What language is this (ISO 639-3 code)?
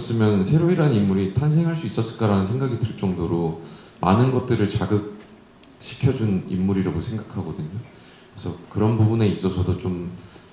kor